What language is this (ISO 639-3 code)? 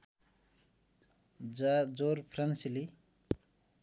nep